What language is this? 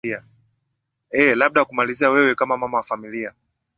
Swahili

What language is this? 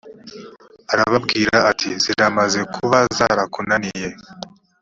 Kinyarwanda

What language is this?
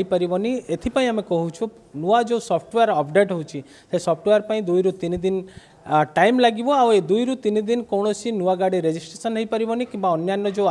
Hindi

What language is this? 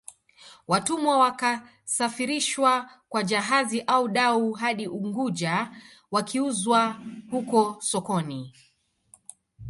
Swahili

